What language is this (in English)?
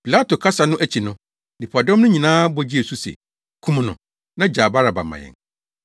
Akan